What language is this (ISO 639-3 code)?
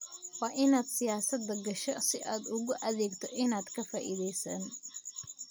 som